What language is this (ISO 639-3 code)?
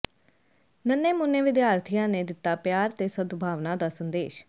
pan